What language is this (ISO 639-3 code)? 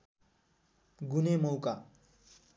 nep